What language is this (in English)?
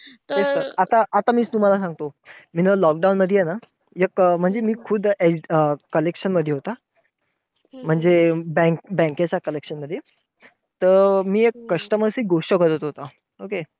Marathi